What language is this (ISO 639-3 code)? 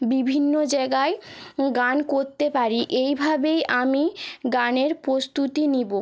ben